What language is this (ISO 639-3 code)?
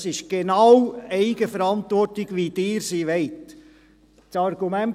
gsw